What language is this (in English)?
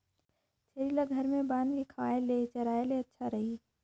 Chhattisgarhi